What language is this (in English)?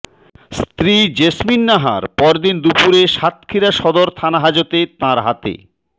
Bangla